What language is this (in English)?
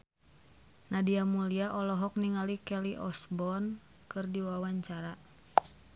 Sundanese